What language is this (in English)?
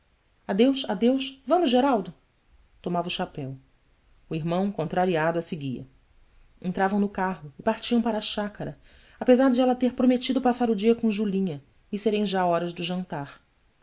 Portuguese